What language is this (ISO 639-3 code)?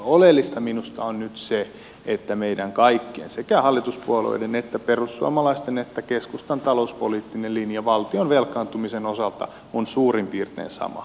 fin